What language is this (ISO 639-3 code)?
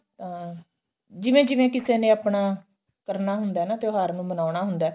pan